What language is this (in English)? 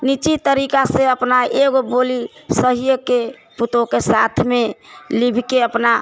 Maithili